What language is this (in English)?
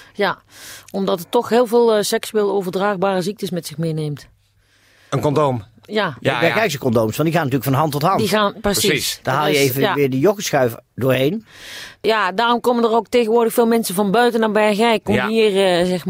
Dutch